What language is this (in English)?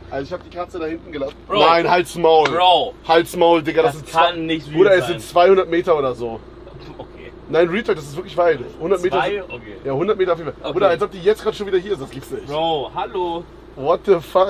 German